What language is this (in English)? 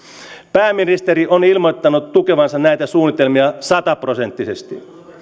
Finnish